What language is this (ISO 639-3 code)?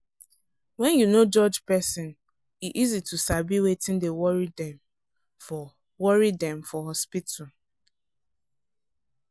pcm